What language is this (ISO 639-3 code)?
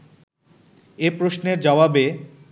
ben